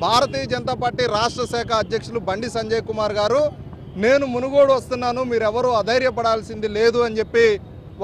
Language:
Hindi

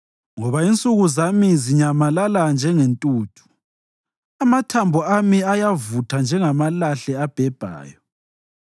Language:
North Ndebele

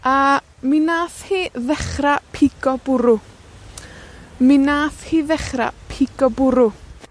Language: Welsh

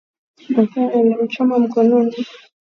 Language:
Swahili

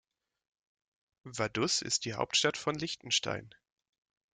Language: German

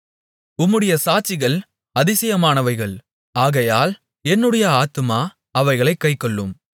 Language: Tamil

